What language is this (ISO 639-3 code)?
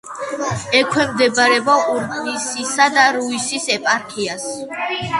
kat